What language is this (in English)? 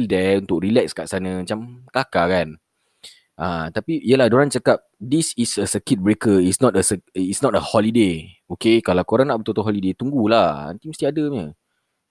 Malay